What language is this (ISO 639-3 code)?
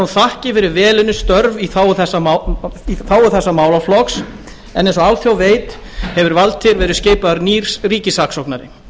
isl